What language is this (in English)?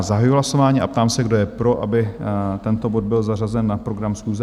Czech